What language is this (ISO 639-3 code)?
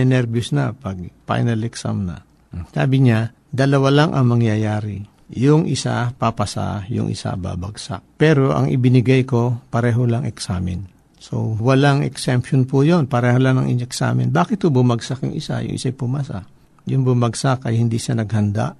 fil